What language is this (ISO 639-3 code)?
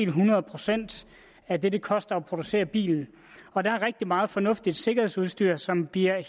dan